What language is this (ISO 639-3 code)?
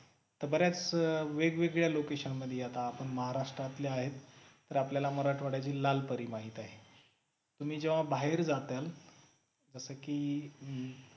mar